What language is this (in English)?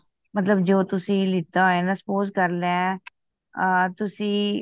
Punjabi